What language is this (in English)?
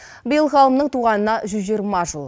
Kazakh